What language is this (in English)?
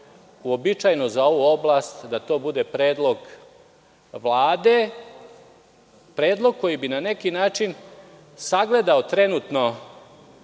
Serbian